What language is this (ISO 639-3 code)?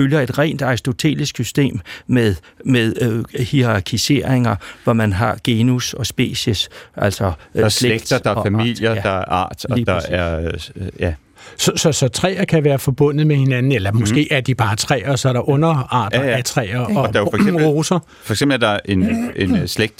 dan